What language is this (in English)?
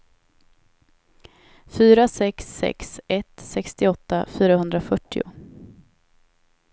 Swedish